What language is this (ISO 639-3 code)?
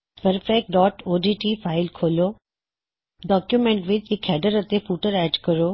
pan